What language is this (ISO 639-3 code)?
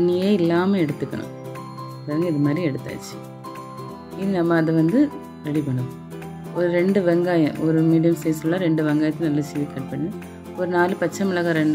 ara